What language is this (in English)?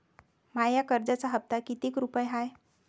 Marathi